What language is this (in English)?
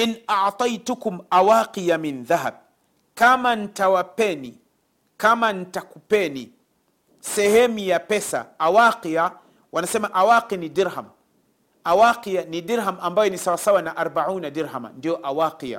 Swahili